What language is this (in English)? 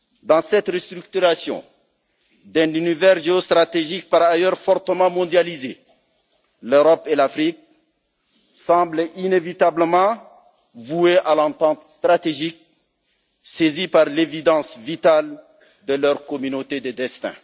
French